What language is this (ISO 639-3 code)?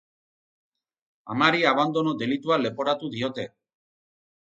eus